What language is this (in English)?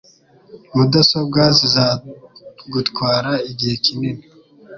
Kinyarwanda